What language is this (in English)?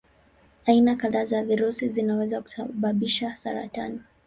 Swahili